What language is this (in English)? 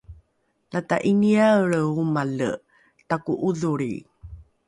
Rukai